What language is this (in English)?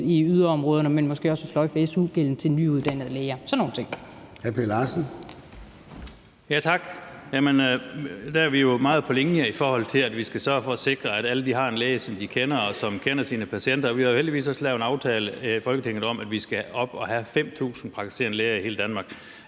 Danish